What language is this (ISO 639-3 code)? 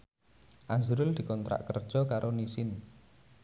jav